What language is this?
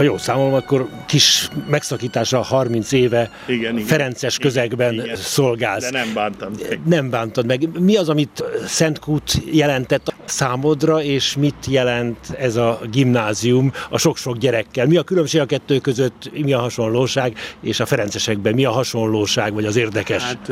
Hungarian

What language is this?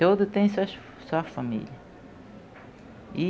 Portuguese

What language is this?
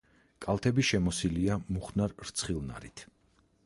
Georgian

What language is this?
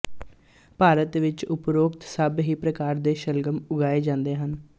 Punjabi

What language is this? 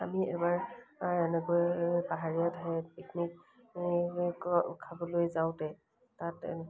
Assamese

